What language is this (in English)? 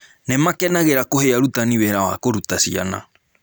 Kikuyu